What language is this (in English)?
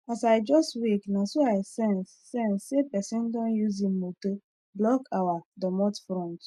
Nigerian Pidgin